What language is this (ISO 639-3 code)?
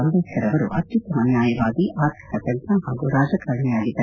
kan